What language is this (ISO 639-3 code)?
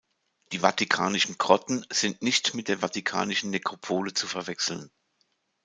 deu